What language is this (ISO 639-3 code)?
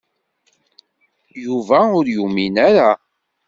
kab